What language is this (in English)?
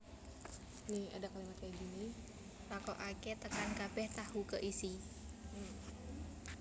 Javanese